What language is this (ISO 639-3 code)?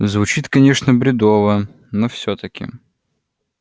rus